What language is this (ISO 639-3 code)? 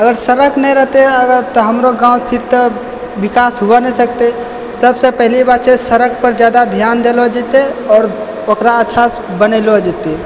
mai